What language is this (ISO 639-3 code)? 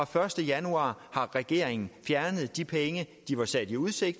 dan